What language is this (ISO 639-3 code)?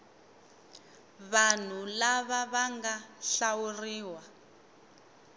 tso